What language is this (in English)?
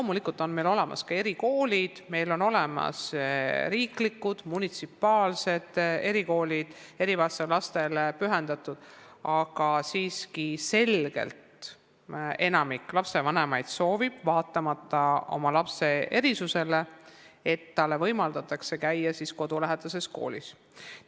Estonian